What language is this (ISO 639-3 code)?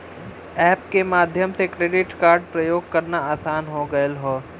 bho